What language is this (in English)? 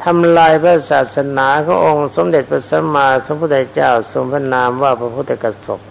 Thai